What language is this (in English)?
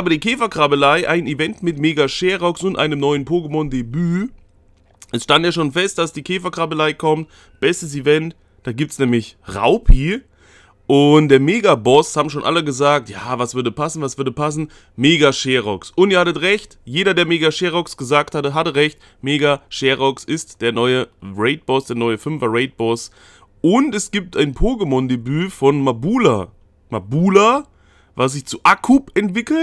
German